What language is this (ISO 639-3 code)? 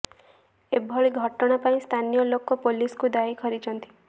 ori